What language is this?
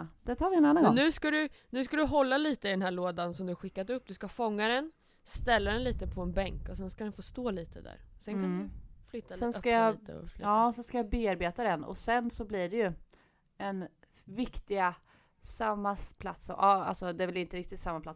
Swedish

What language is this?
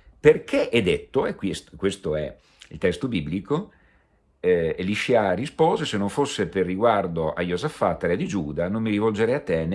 Italian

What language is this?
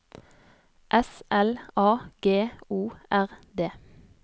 Norwegian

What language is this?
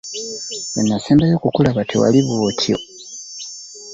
Ganda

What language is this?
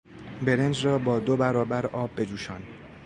Persian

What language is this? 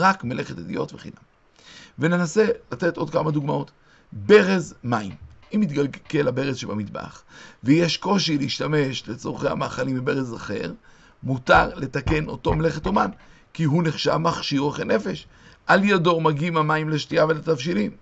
Hebrew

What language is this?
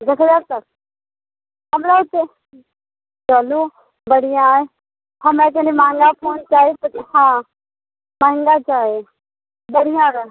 Maithili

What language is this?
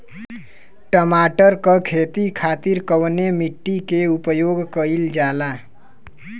Bhojpuri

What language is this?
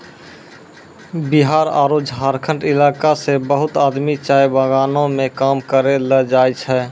Maithili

